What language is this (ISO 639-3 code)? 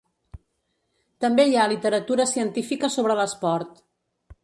cat